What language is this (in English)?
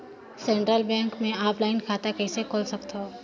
Chhattisgarhi